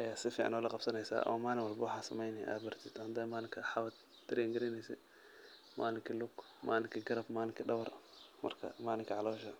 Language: Somali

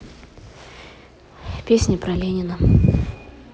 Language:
Russian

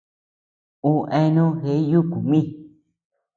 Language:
Tepeuxila Cuicatec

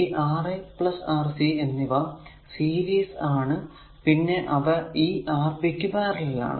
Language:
Malayalam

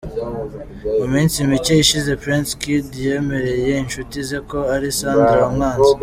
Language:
Kinyarwanda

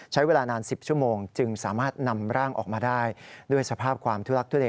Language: Thai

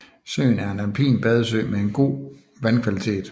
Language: Danish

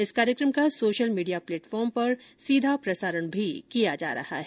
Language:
Hindi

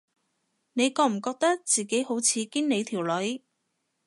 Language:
Cantonese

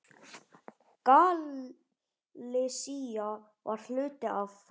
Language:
Icelandic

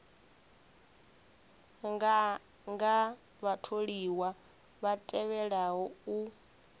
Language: Venda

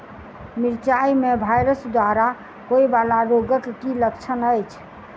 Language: Maithili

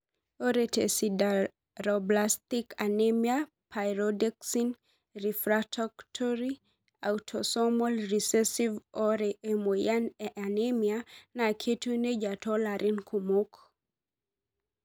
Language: Masai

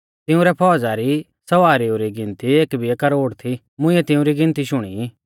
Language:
Mahasu Pahari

